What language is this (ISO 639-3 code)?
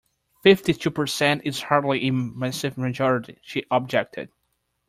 eng